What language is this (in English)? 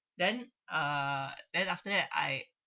English